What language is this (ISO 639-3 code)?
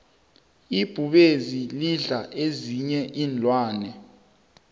nbl